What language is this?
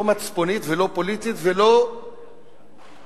Hebrew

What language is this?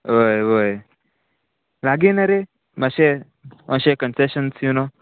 Konkani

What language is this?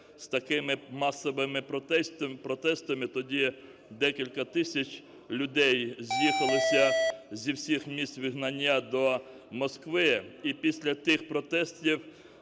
Ukrainian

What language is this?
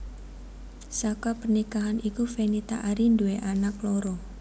Javanese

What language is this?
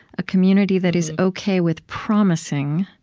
English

